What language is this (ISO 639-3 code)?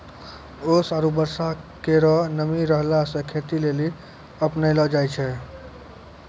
mai